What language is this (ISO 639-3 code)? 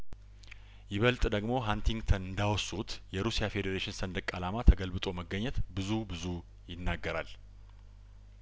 amh